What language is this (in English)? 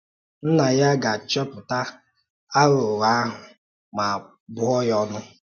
Igbo